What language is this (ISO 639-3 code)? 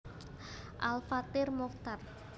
jav